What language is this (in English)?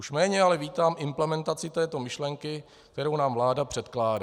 Czech